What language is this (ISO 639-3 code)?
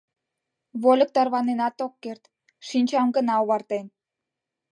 chm